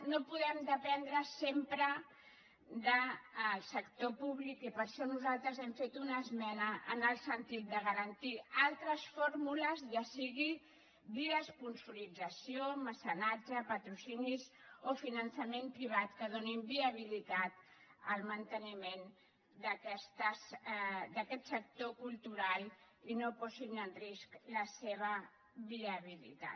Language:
Catalan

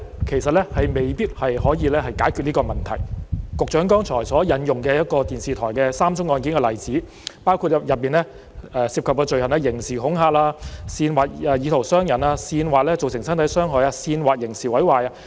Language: Cantonese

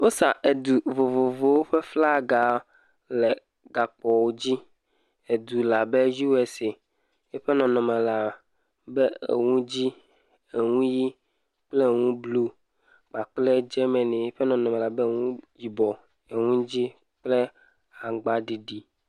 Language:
Ewe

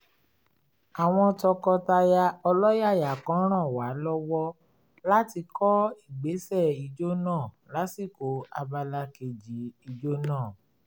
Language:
Yoruba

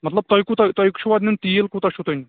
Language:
Kashmiri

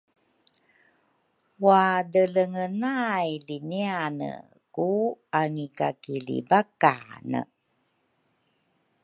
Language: Rukai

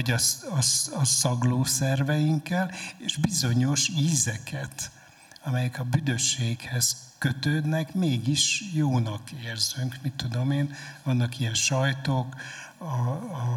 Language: Hungarian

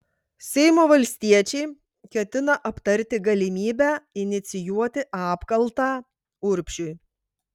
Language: Lithuanian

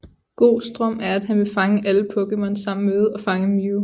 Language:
Danish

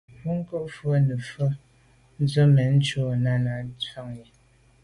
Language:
Medumba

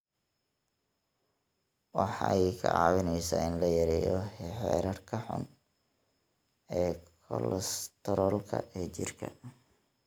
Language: Somali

